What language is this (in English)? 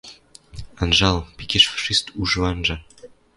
Western Mari